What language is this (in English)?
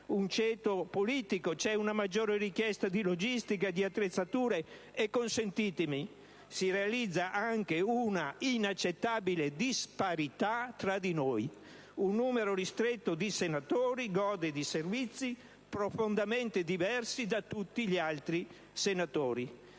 Italian